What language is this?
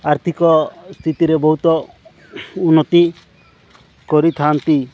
Odia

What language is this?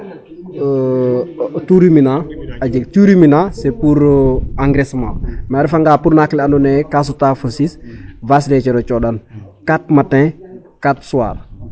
Serer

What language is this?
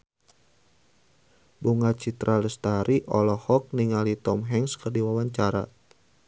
Sundanese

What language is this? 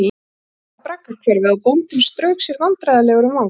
Icelandic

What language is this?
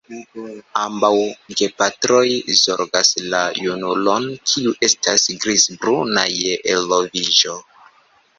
Esperanto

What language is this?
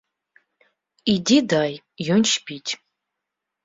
Belarusian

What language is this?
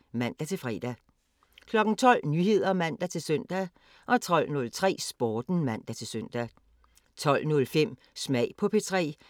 Danish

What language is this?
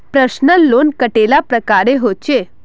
Magahi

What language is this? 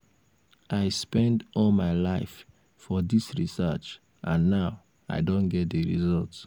Nigerian Pidgin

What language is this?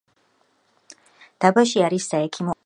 Georgian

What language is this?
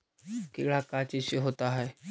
Magahi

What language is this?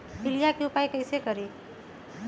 Magahi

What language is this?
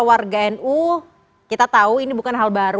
Indonesian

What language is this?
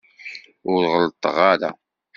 Kabyle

